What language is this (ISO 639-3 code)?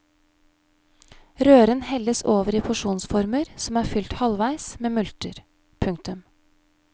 nor